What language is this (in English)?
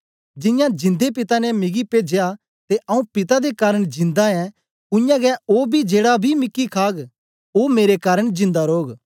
Dogri